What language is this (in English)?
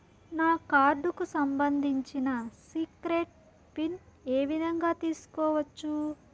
Telugu